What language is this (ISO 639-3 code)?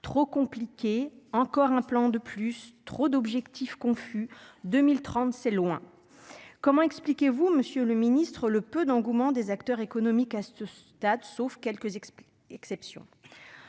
fra